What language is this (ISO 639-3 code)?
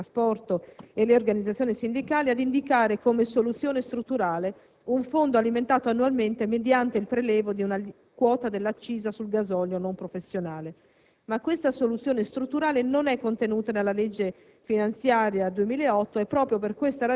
ita